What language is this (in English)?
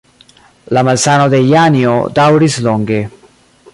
Esperanto